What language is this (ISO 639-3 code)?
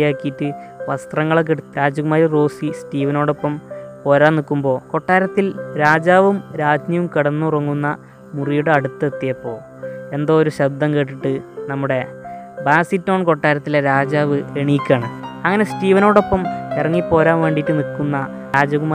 mal